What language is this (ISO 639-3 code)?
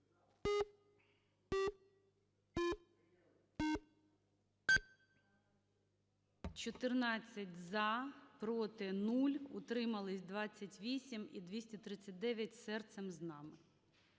ukr